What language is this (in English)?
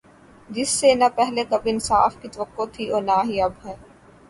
Urdu